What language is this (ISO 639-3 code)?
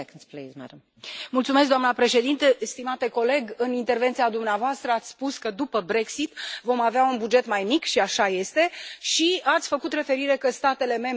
ron